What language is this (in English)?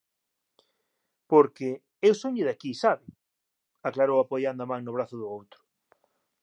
Galician